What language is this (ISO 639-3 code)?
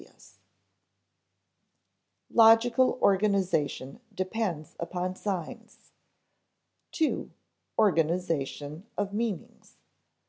eng